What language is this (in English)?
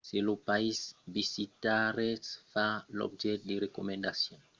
Occitan